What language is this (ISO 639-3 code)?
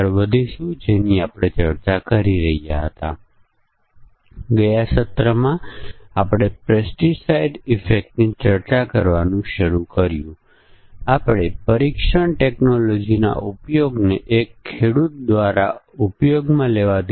guj